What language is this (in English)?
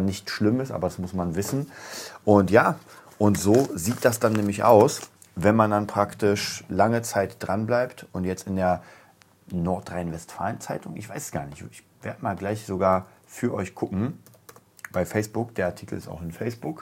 German